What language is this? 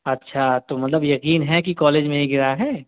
Urdu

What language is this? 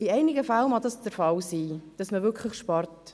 Swiss German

